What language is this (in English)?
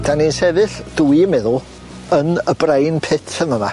Welsh